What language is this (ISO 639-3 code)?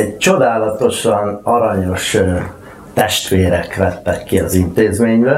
hun